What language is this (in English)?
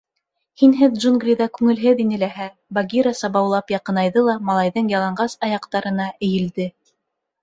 Bashkir